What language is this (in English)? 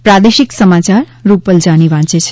Gujarati